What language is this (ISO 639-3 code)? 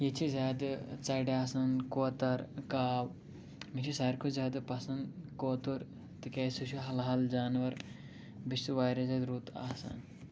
kas